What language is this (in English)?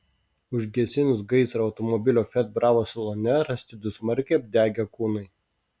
Lithuanian